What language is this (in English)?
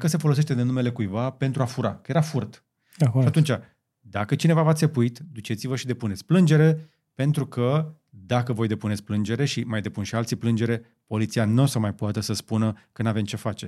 Romanian